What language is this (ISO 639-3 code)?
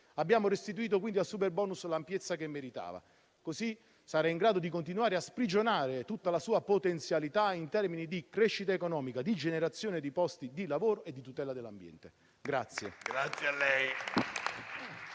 ita